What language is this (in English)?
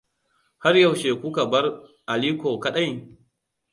Hausa